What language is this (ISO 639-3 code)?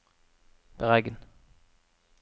nor